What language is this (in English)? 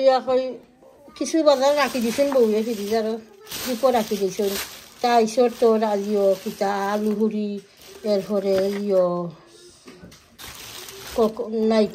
Bangla